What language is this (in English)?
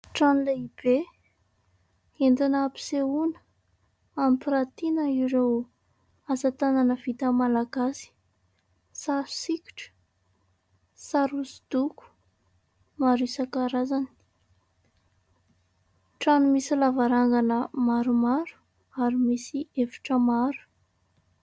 Malagasy